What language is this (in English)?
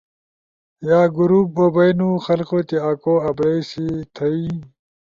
Ushojo